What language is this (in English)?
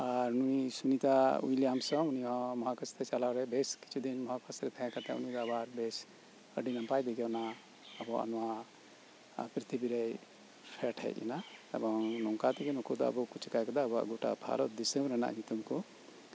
Santali